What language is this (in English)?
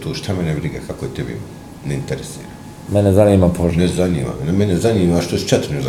Croatian